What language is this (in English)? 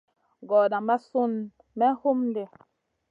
Masana